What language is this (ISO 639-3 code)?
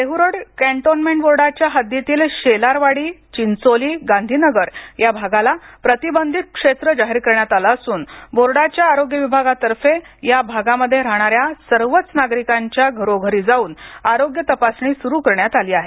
mar